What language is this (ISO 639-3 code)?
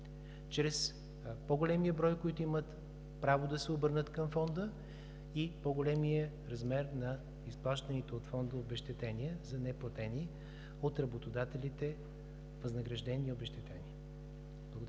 bul